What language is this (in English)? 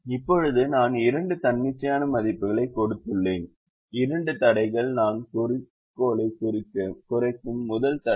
Tamil